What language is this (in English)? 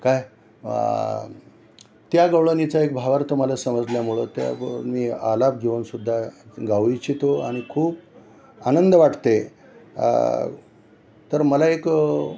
Marathi